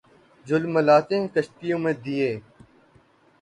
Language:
Urdu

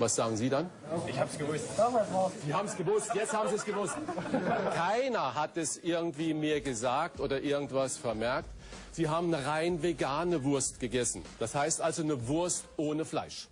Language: German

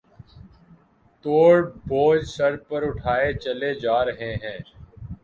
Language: Urdu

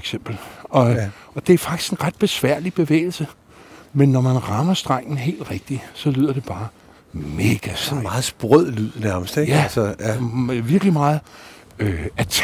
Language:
Danish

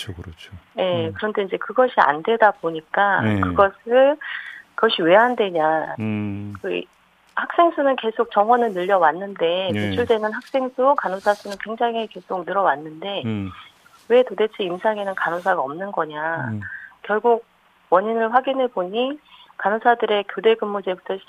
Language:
Korean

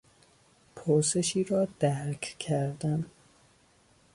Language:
Persian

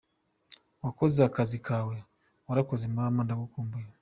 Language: Kinyarwanda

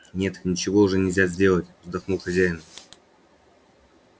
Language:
Russian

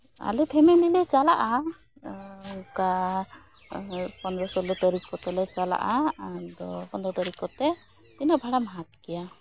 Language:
Santali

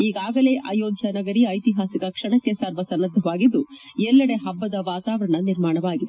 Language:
Kannada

